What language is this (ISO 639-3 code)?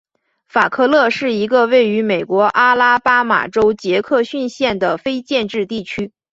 zho